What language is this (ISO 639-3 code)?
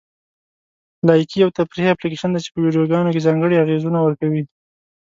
pus